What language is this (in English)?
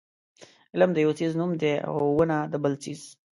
Pashto